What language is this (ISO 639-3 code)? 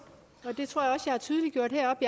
dan